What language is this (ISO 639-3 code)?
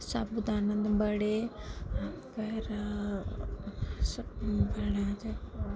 doi